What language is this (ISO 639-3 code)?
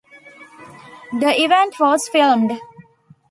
eng